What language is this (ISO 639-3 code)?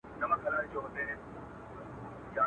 pus